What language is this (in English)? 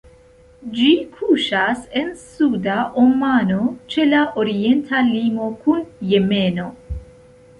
Esperanto